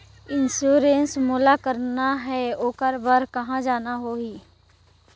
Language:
Chhattisgarhi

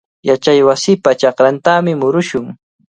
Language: Cajatambo North Lima Quechua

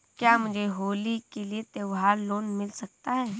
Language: Hindi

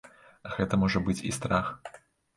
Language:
Belarusian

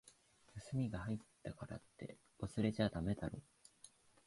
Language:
Japanese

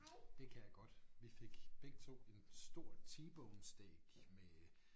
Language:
Danish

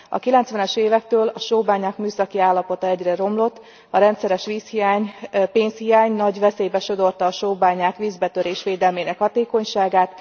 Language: Hungarian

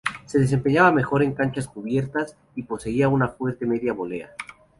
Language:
Spanish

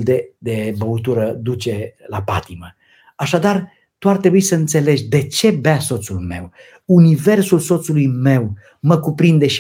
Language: Romanian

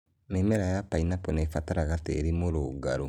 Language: Kikuyu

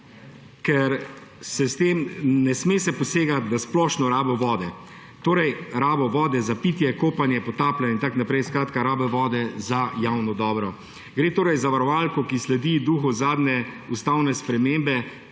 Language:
Slovenian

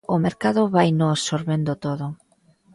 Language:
Galician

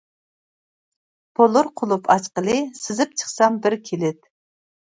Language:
Uyghur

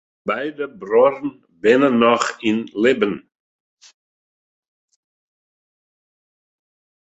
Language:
Western Frisian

